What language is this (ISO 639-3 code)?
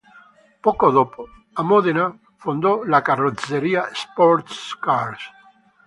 ita